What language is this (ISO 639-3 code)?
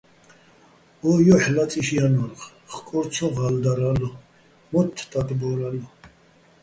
bbl